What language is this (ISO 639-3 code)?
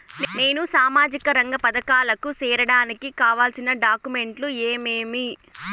tel